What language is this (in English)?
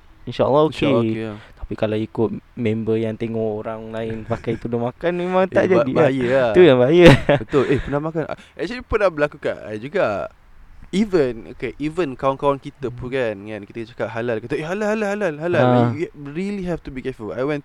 Malay